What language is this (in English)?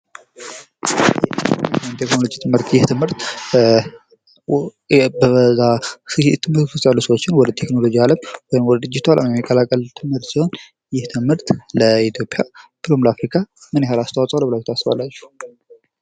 Amharic